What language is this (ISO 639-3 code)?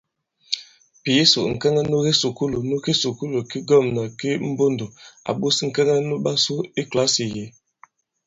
abb